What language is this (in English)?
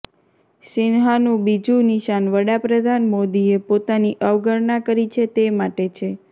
Gujarati